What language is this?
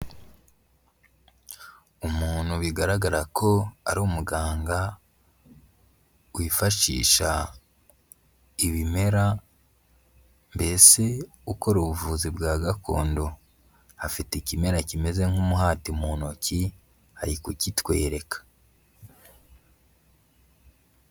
Kinyarwanda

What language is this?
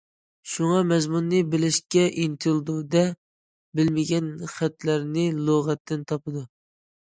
Uyghur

